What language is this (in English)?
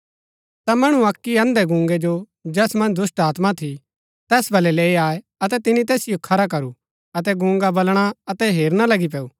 Gaddi